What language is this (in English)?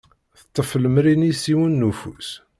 Kabyle